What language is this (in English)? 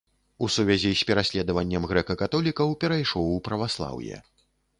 Belarusian